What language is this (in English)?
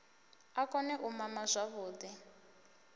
Venda